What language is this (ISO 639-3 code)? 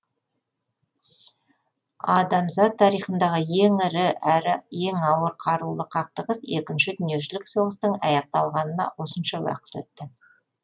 kaz